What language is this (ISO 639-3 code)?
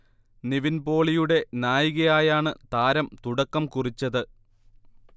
mal